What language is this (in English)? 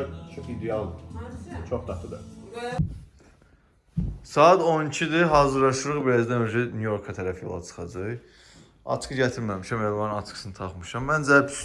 Turkish